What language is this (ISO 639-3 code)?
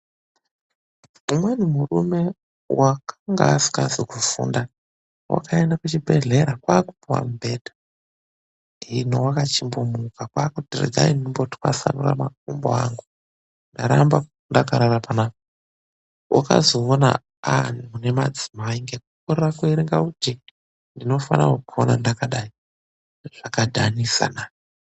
ndc